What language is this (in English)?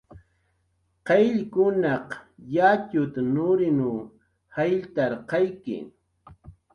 Jaqaru